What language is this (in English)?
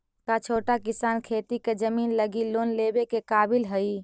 Magahi